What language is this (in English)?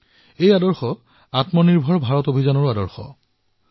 Assamese